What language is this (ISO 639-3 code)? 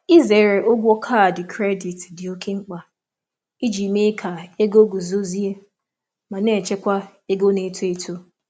ibo